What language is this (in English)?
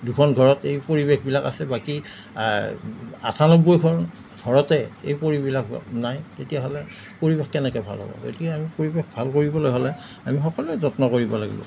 Assamese